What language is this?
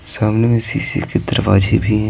Hindi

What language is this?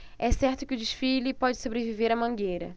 Portuguese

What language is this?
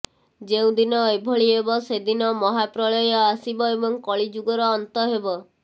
Odia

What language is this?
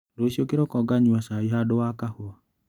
Kikuyu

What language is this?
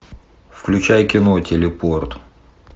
Russian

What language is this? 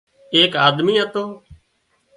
Wadiyara Koli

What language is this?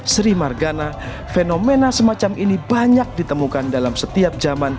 Indonesian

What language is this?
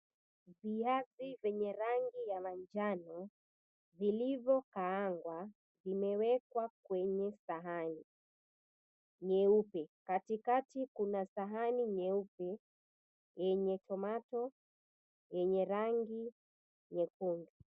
Swahili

